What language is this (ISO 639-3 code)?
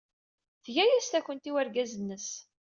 kab